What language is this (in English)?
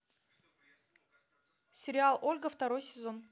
Russian